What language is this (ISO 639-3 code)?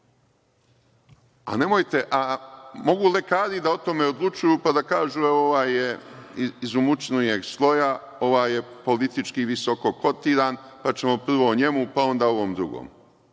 srp